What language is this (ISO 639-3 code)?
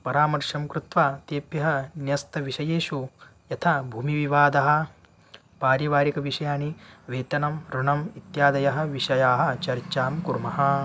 san